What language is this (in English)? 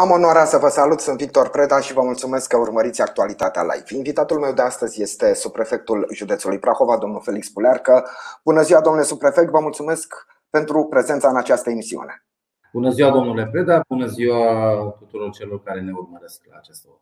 Romanian